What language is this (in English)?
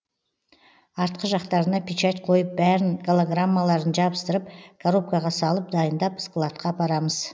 Kazakh